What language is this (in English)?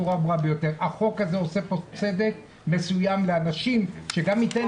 Hebrew